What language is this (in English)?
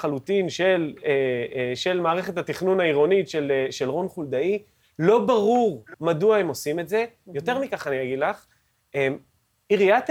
Hebrew